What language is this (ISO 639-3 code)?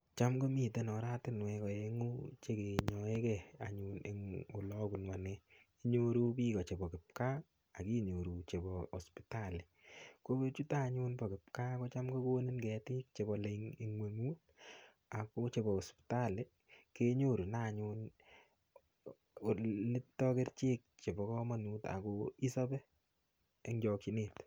kln